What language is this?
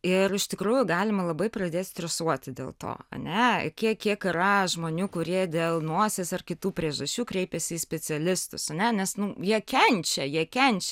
Lithuanian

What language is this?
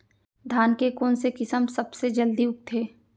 Chhattisgarhi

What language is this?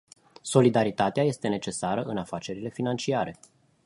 Romanian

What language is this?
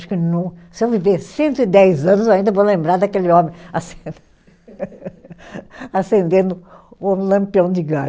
Portuguese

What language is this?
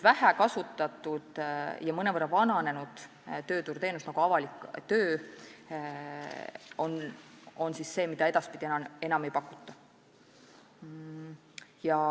Estonian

